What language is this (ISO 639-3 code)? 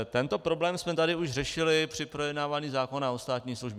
ces